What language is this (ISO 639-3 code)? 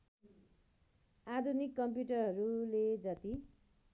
nep